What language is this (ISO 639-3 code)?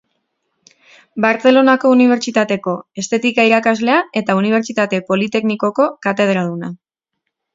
eus